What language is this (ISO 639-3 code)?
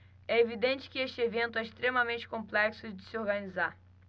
por